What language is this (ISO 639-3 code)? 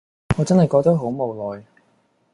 yue